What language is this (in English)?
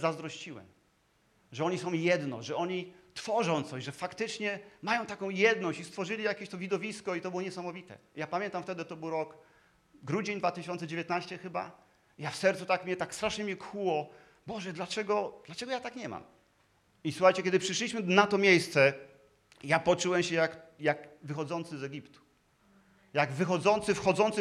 Polish